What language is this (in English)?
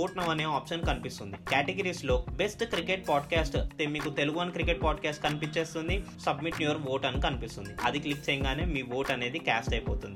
Telugu